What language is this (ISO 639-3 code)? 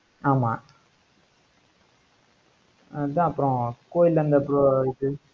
tam